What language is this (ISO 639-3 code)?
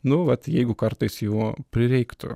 lit